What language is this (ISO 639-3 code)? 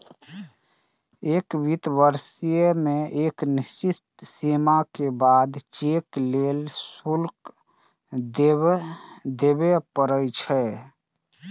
mai